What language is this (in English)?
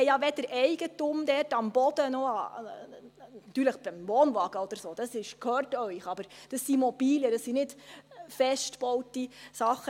Swiss German